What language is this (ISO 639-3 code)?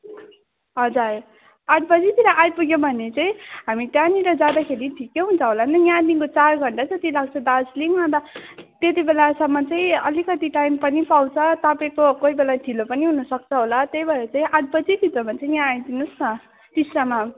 nep